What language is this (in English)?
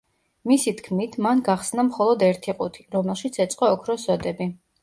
Georgian